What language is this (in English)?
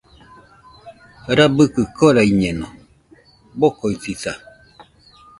Nüpode Huitoto